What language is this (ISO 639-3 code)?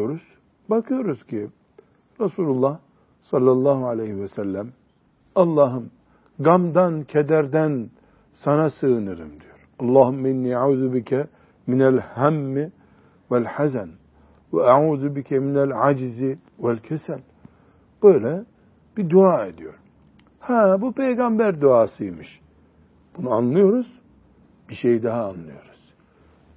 tur